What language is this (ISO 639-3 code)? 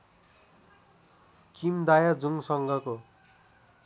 nep